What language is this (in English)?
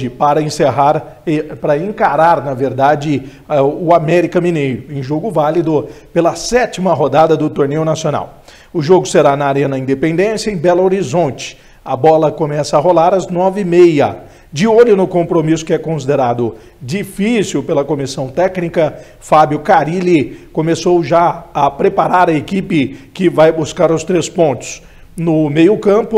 Portuguese